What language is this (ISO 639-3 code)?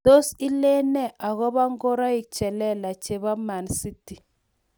kln